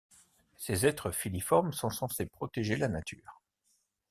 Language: French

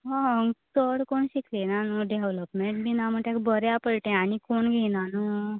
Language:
Konkani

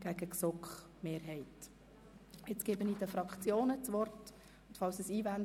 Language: Swiss German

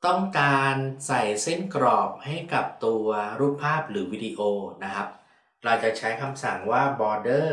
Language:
Thai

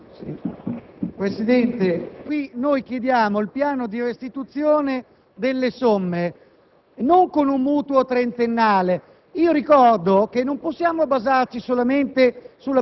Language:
Italian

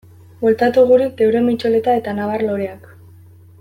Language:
Basque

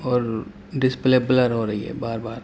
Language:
Urdu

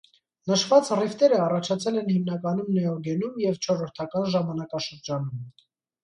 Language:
Armenian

